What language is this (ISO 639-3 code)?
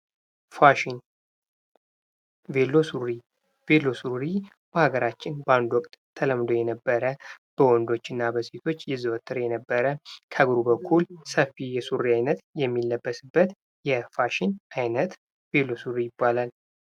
amh